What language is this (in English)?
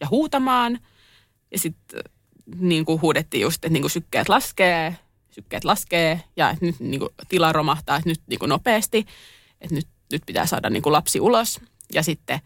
Finnish